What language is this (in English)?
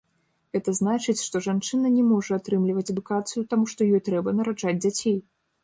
Belarusian